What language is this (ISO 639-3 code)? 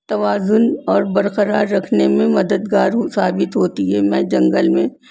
urd